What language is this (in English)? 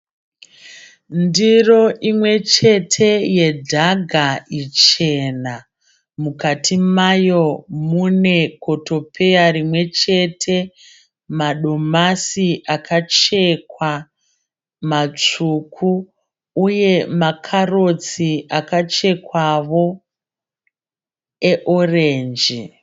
Shona